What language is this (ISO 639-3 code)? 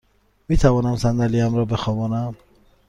fas